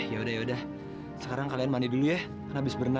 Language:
Indonesian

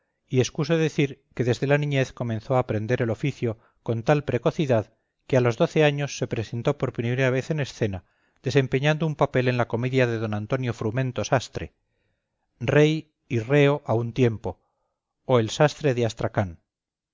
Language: Spanish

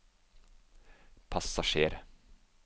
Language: Norwegian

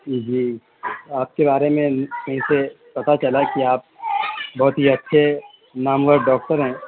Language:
Urdu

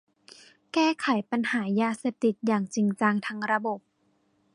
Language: Thai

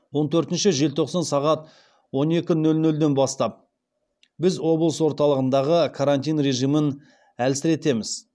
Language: Kazakh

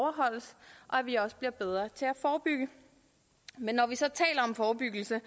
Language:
Danish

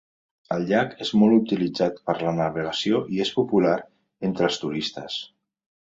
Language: Catalan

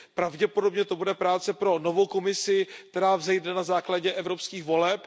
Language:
Czech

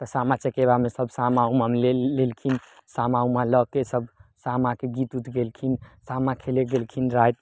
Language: Maithili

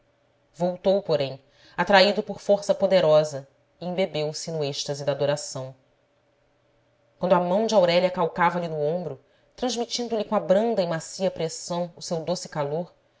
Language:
Portuguese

